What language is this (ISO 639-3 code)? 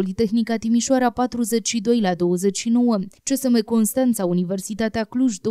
ron